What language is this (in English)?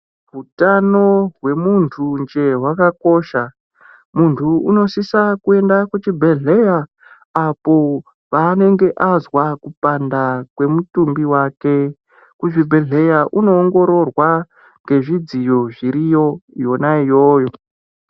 Ndau